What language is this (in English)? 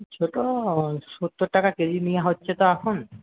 Bangla